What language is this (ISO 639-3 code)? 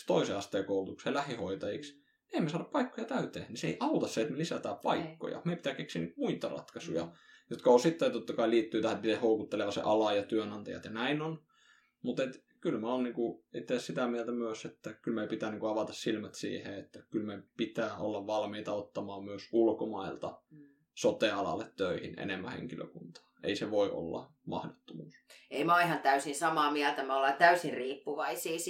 fin